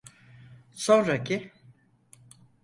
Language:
Turkish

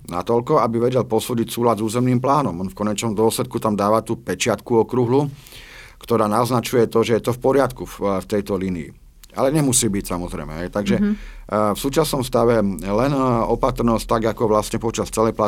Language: Slovak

